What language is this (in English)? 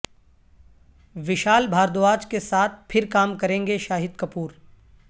Urdu